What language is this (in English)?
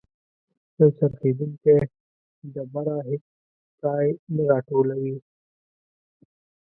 Pashto